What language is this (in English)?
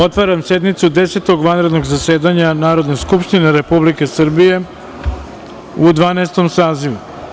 Serbian